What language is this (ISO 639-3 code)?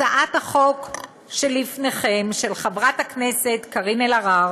heb